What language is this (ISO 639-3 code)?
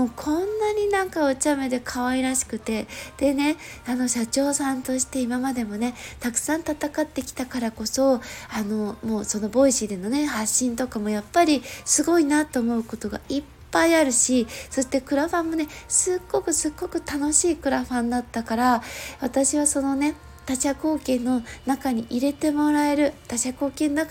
jpn